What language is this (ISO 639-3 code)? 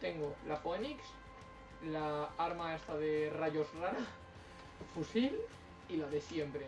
spa